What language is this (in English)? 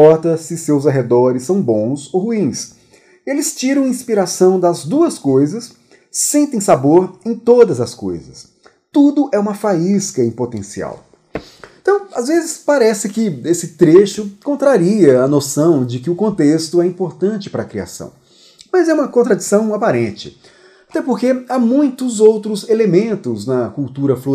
Portuguese